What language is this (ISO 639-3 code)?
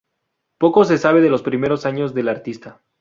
spa